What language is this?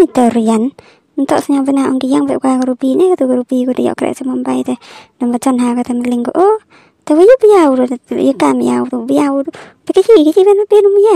Thai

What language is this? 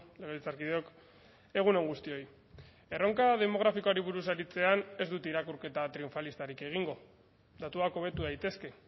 Basque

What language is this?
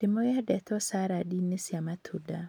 Kikuyu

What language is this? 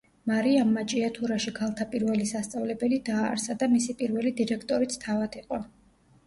Georgian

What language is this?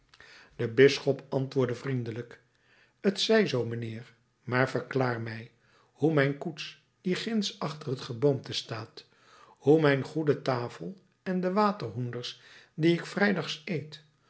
Dutch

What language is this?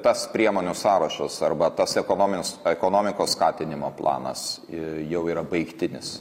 Lithuanian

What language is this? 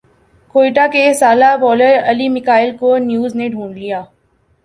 Urdu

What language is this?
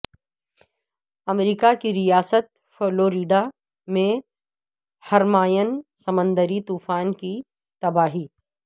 Urdu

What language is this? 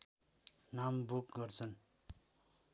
Nepali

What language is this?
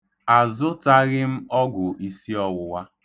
Igbo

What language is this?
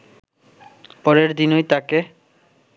Bangla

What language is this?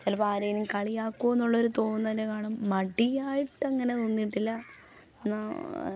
Malayalam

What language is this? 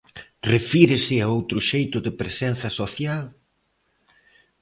Galician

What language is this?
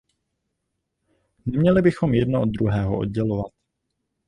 Czech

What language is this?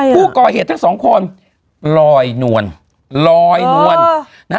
Thai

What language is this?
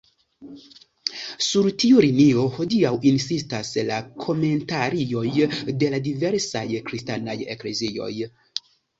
Esperanto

